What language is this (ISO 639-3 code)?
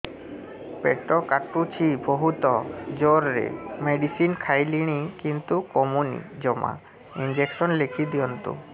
ori